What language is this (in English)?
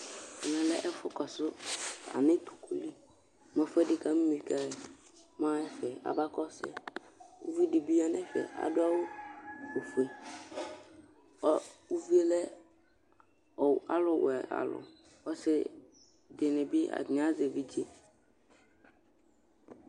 Ikposo